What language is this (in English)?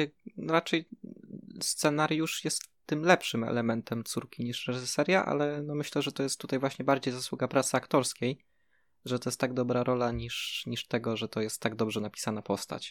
Polish